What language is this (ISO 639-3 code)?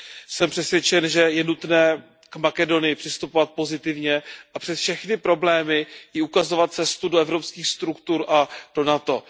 ces